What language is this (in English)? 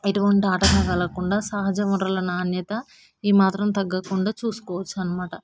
Telugu